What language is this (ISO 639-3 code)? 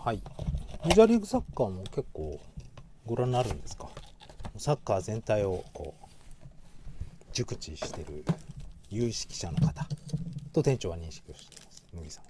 jpn